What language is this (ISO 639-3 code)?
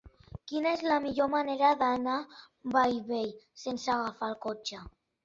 cat